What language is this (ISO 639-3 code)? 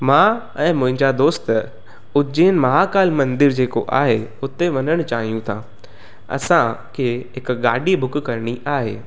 snd